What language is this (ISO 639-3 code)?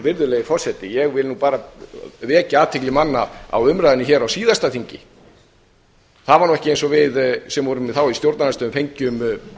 isl